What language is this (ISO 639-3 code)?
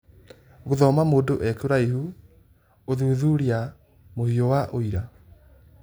kik